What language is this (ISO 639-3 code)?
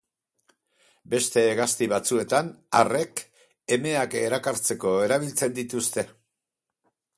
eus